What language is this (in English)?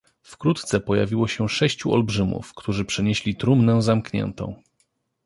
Polish